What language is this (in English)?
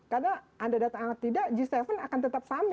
Indonesian